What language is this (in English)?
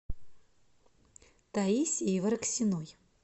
Russian